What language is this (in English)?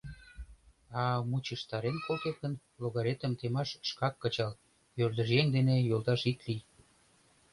Mari